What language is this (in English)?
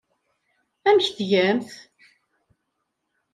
Kabyle